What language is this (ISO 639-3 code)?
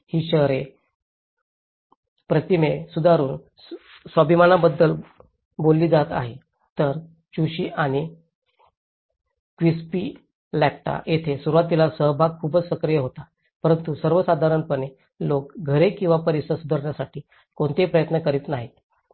mar